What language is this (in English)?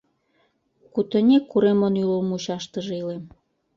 Mari